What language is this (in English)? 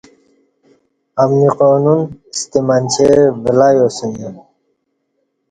Kati